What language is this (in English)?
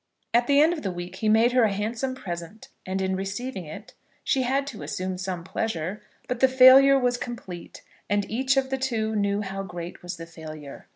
English